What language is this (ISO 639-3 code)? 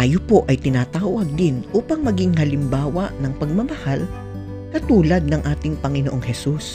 fil